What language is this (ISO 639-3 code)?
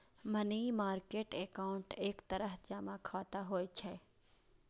mai